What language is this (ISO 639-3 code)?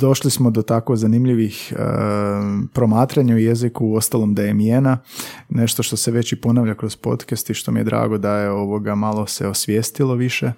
hrv